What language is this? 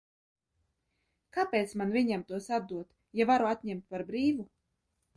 Latvian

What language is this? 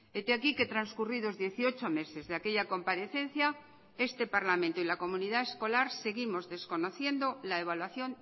Spanish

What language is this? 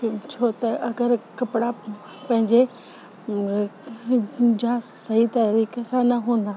Sindhi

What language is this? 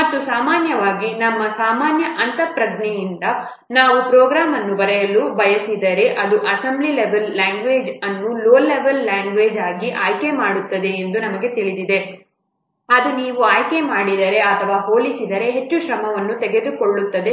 Kannada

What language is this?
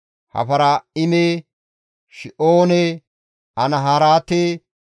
Gamo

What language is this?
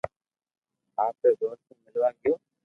Loarki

